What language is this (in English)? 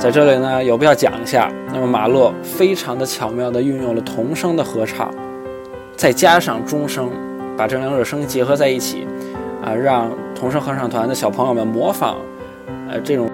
Chinese